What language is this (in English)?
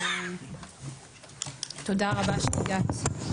Hebrew